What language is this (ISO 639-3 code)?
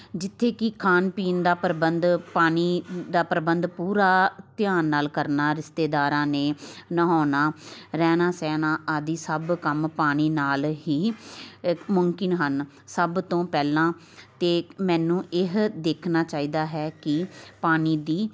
pan